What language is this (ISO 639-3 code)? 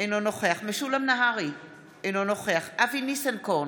heb